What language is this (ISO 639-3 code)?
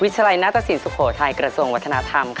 tha